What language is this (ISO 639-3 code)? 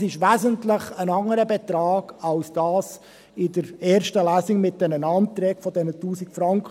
gsw